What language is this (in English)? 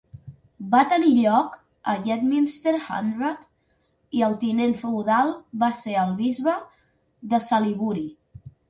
Catalan